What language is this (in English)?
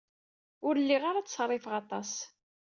Kabyle